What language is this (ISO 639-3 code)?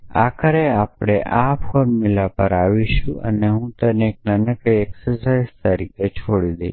guj